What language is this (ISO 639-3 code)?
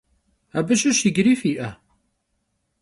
kbd